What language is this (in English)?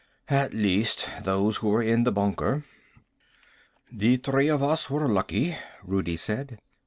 English